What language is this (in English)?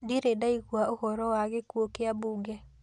Kikuyu